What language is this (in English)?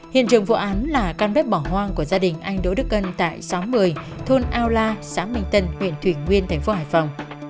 Vietnamese